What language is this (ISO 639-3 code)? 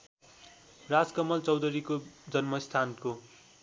nep